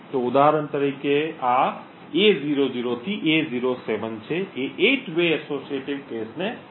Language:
Gujarati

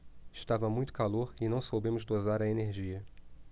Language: Portuguese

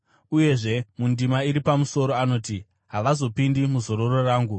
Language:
Shona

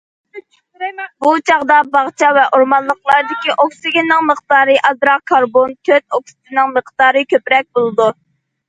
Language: Uyghur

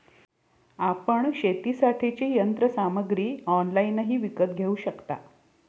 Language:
Marathi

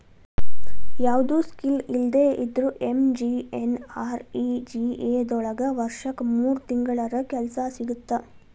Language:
Kannada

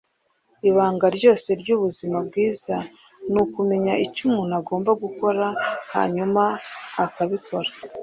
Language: Kinyarwanda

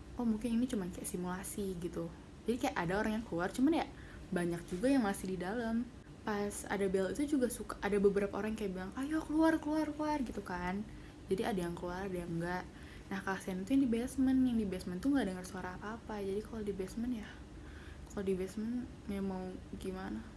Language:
Indonesian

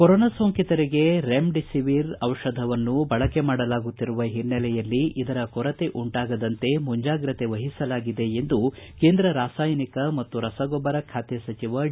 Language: Kannada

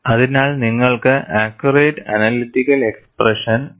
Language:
Malayalam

